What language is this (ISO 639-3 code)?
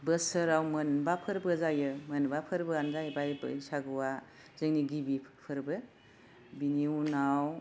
brx